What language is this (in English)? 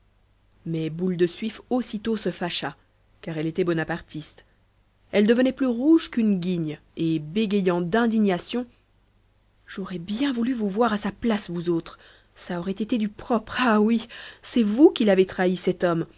French